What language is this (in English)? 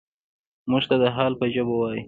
Pashto